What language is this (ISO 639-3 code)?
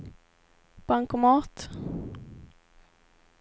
swe